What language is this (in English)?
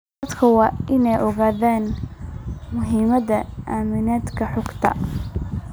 Somali